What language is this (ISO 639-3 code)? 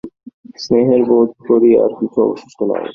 ben